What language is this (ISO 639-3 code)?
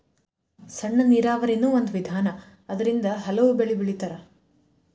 kan